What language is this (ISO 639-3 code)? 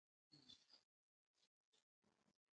bri